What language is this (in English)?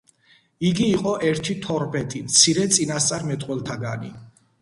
Georgian